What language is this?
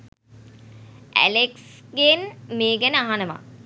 Sinhala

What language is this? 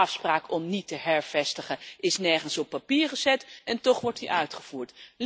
Dutch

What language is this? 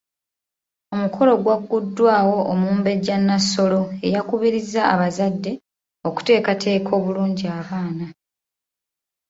Ganda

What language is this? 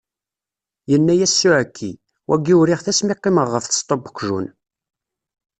Kabyle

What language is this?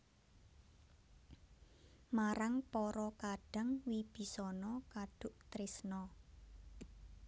Javanese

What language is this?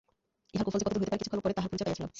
Bangla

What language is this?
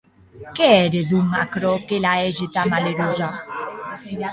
Occitan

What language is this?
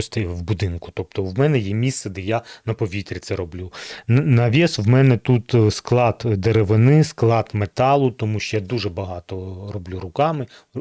Ukrainian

